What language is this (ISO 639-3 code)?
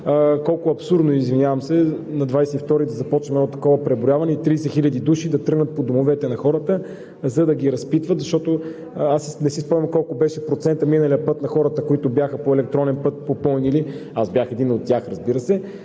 bul